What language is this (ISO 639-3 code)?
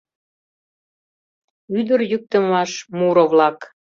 chm